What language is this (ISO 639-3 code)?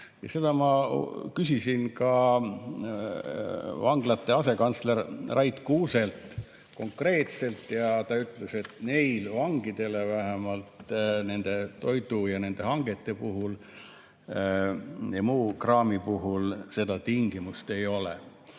est